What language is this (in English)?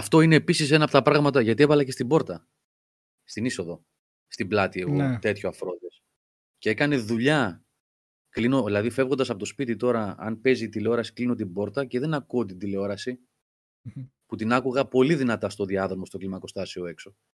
Greek